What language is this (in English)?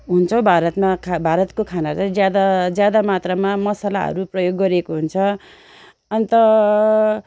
Nepali